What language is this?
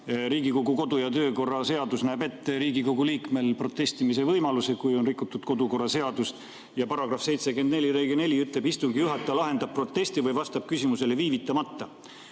Estonian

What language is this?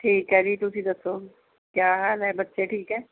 Punjabi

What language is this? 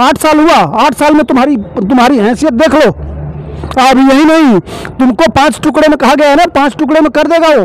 Hindi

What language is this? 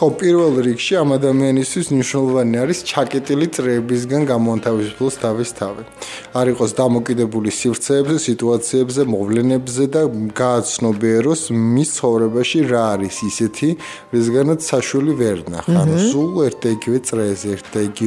Romanian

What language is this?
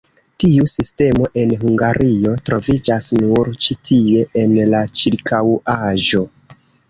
Esperanto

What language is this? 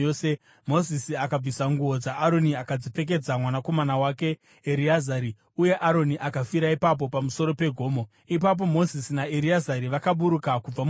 Shona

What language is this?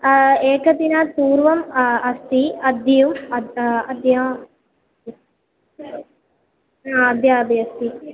Sanskrit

